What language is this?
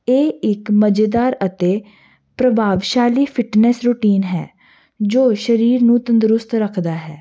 Punjabi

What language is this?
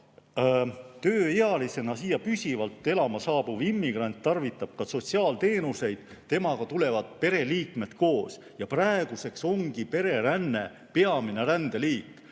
Estonian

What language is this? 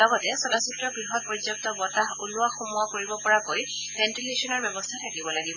Assamese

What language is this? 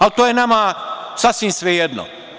Serbian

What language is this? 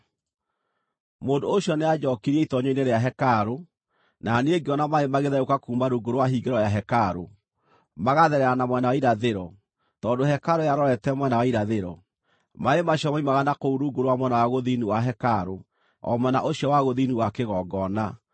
Kikuyu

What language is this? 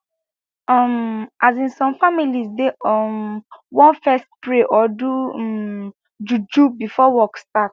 Nigerian Pidgin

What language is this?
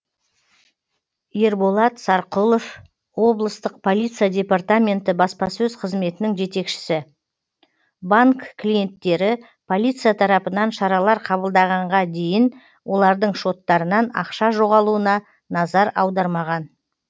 Kazakh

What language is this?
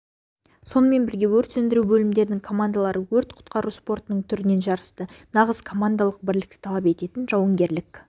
Kazakh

